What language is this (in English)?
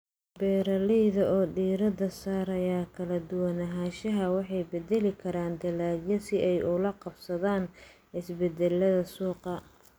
Somali